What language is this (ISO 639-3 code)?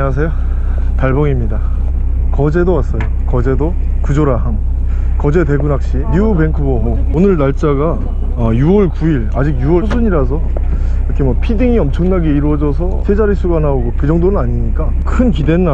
kor